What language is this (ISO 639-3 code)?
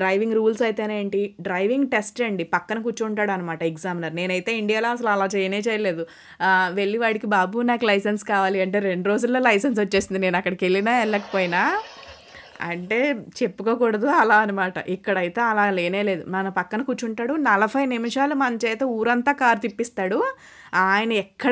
tel